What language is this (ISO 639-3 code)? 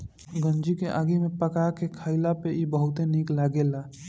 bho